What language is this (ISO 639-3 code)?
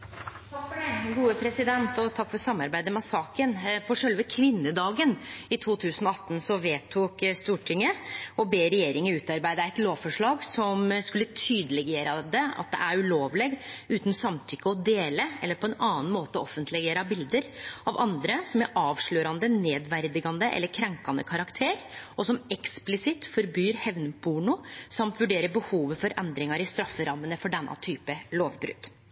nor